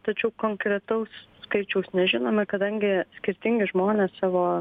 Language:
Lithuanian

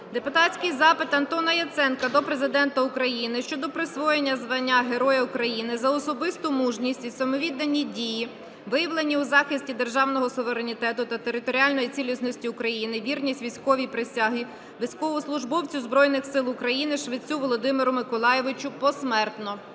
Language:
Ukrainian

